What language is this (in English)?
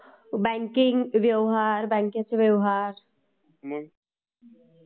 Marathi